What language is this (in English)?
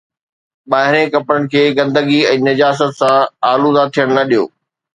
Sindhi